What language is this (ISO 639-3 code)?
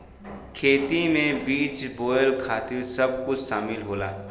bho